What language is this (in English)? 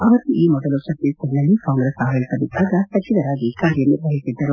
Kannada